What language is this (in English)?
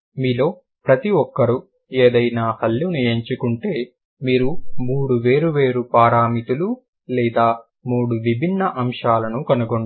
Telugu